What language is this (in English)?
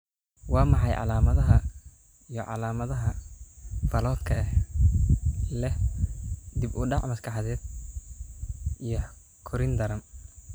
Somali